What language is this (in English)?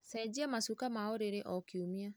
Kikuyu